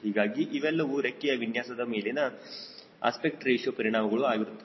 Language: Kannada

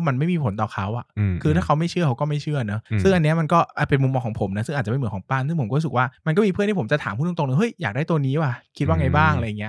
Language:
Thai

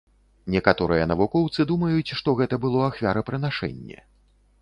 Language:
Belarusian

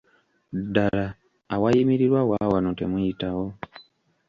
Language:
Ganda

